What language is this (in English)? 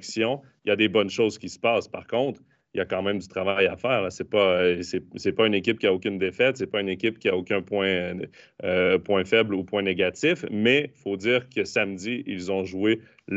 French